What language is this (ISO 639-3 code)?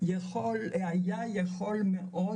heb